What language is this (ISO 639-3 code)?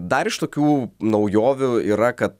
lit